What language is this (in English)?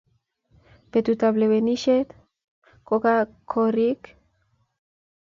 Kalenjin